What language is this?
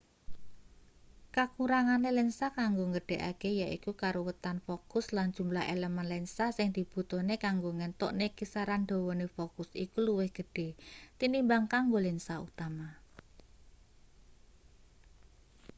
Javanese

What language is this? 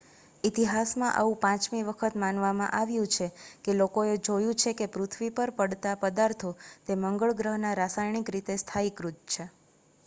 Gujarati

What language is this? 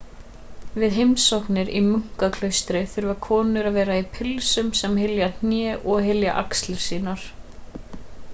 Icelandic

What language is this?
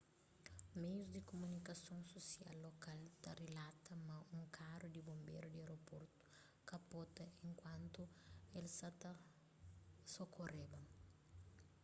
Kabuverdianu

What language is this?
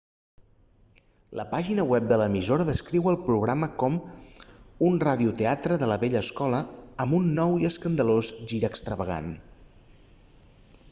Catalan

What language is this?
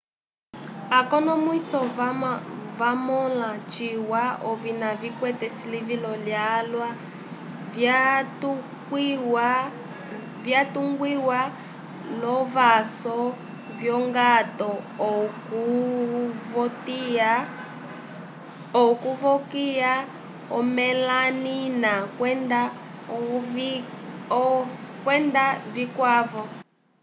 Umbundu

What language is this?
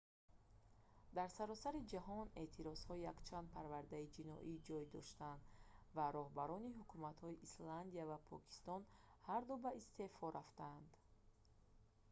Tajik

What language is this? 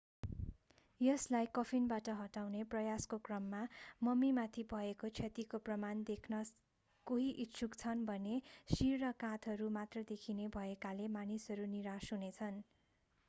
Nepali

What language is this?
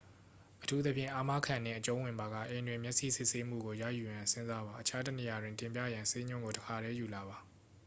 Burmese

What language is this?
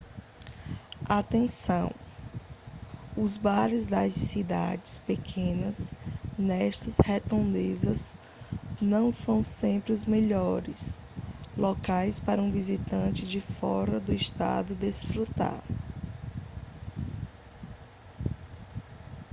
Portuguese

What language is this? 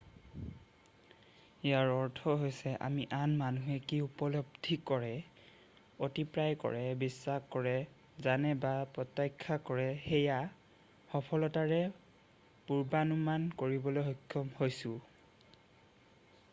Assamese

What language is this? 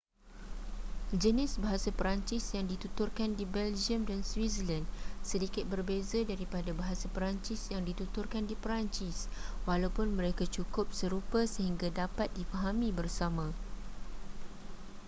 Malay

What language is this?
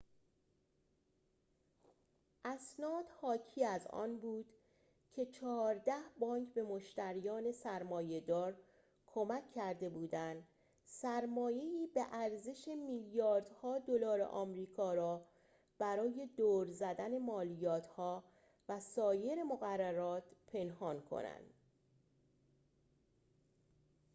Persian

